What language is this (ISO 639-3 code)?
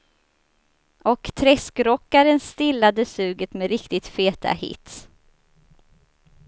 swe